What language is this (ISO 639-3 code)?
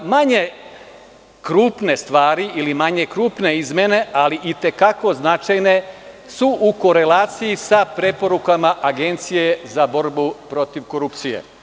srp